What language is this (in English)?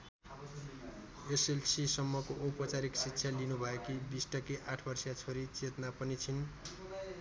Nepali